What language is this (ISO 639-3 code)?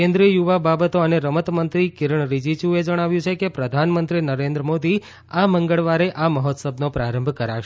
guj